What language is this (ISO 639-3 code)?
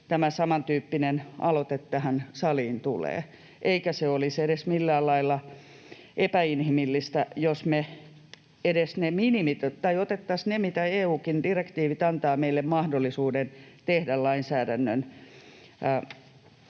fin